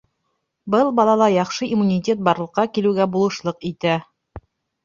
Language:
Bashkir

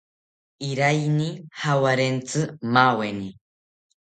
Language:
South Ucayali Ashéninka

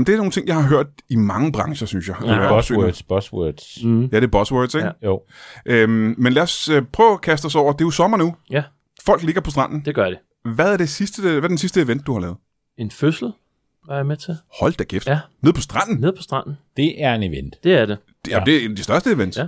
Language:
Danish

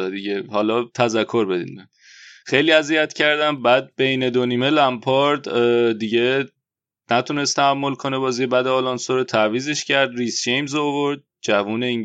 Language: Persian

